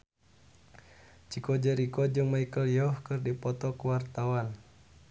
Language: Sundanese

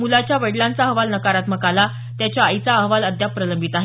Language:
Marathi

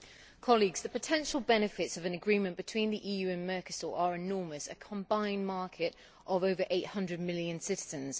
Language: English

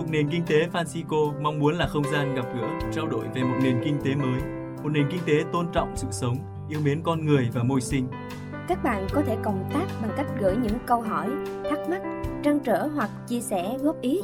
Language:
Vietnamese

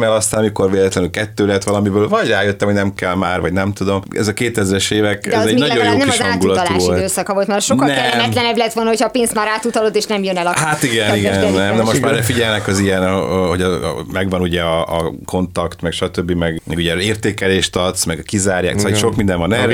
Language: Hungarian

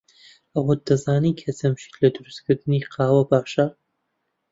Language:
Central Kurdish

